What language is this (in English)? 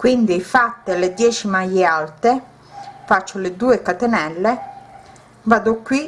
Italian